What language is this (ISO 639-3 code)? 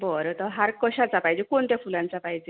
mar